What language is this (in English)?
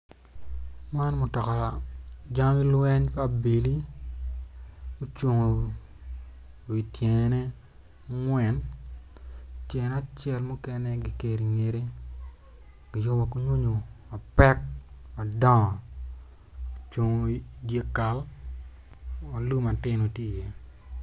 Acoli